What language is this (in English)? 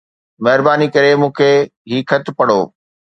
Sindhi